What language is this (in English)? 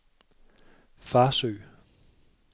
Danish